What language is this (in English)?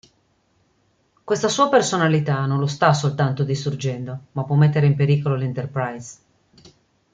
Italian